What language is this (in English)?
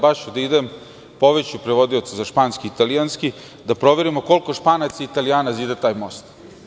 Serbian